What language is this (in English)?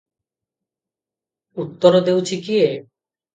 Odia